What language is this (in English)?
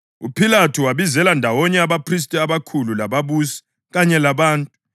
North Ndebele